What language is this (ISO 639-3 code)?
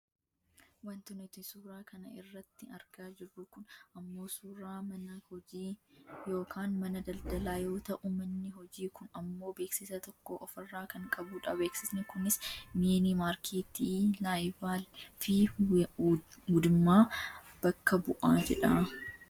orm